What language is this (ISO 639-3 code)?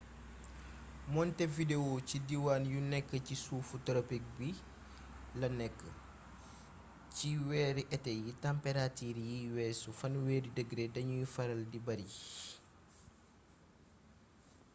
wol